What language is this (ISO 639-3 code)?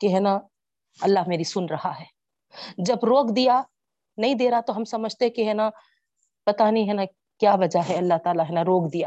urd